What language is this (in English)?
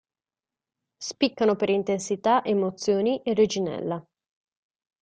Italian